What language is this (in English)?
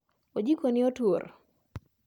Luo (Kenya and Tanzania)